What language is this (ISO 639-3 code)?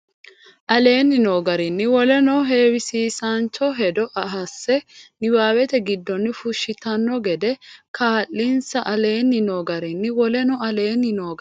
sid